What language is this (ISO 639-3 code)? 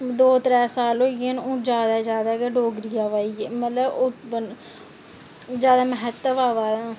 doi